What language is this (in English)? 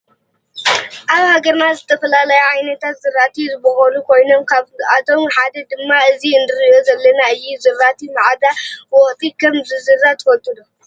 Tigrinya